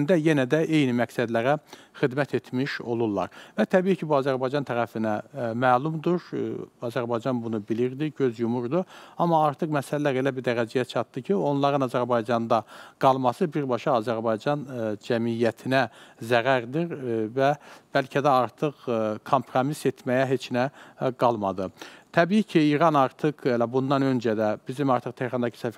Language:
Turkish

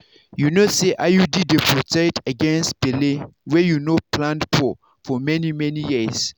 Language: Nigerian Pidgin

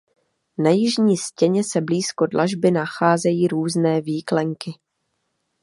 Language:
Czech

